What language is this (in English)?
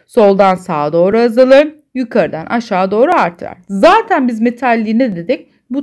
Turkish